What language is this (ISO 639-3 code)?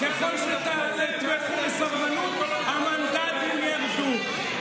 heb